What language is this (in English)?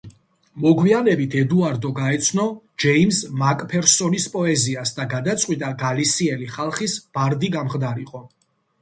Georgian